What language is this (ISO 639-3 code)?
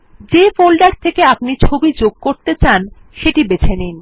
ben